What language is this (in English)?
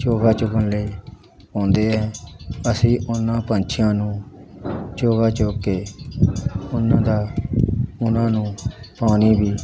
Punjabi